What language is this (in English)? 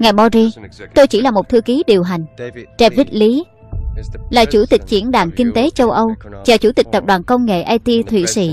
Vietnamese